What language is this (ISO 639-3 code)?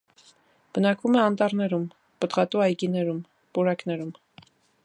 hye